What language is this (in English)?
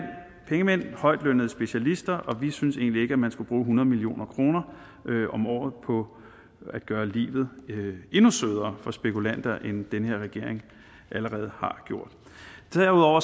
Danish